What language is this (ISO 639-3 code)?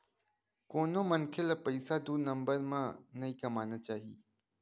hne